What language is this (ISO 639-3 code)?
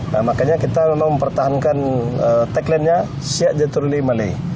ind